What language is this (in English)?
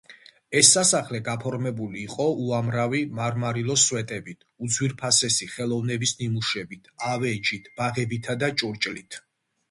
Georgian